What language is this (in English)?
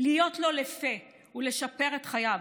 Hebrew